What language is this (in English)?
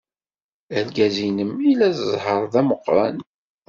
Kabyle